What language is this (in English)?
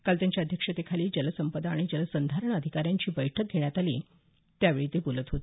Marathi